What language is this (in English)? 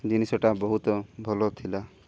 Odia